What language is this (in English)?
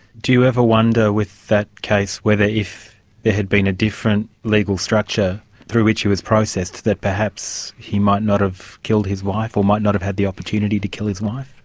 English